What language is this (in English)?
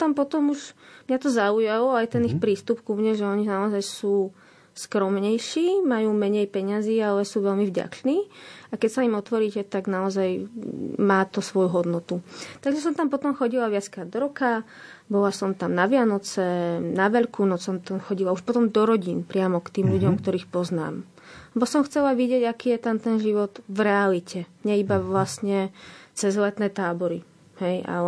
Slovak